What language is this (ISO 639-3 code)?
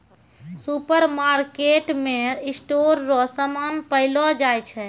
mai